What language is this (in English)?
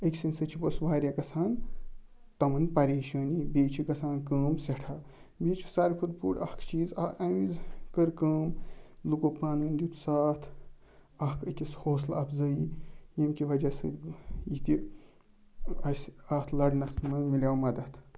Kashmiri